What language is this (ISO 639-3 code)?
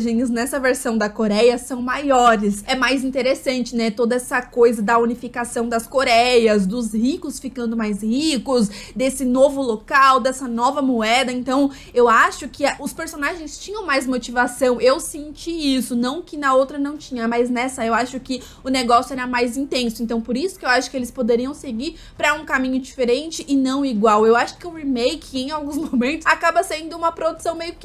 por